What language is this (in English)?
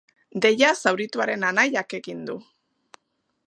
Basque